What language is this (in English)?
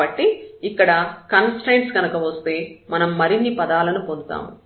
Telugu